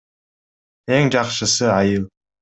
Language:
Kyrgyz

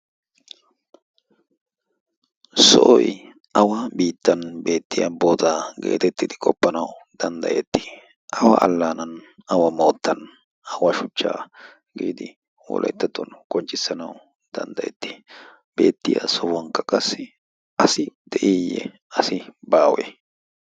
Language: Wolaytta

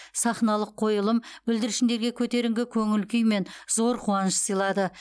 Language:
Kazakh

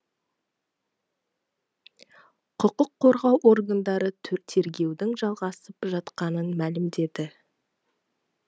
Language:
Kazakh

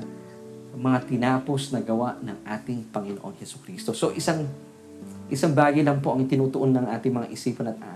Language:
Filipino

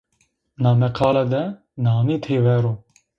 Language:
Zaza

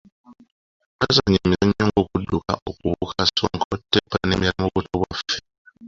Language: Ganda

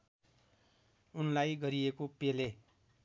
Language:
Nepali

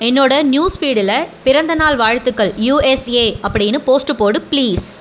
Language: Tamil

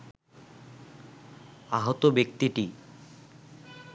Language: Bangla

